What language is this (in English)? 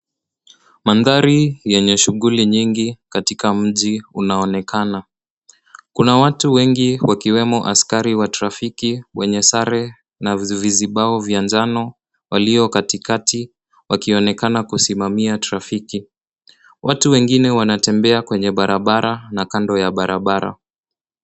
Swahili